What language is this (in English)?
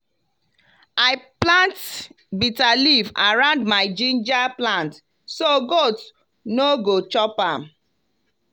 Nigerian Pidgin